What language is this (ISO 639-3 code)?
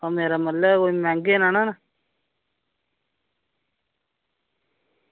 doi